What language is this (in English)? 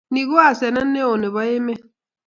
Kalenjin